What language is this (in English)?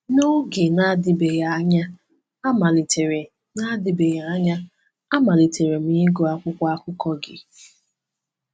Igbo